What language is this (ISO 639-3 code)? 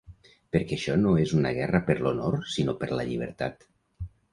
cat